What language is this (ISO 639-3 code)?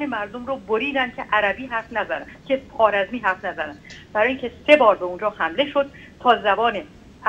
fas